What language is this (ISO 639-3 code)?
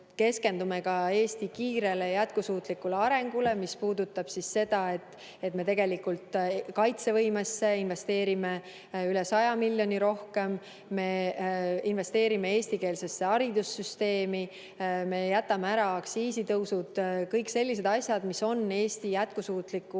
est